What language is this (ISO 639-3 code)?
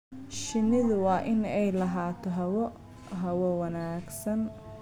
som